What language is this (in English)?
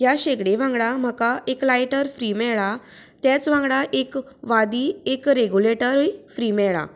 Konkani